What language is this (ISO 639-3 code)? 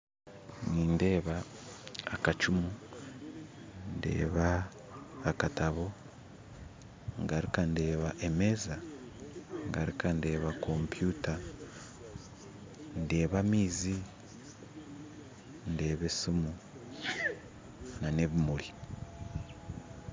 nyn